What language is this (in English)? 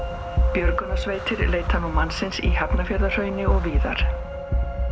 Icelandic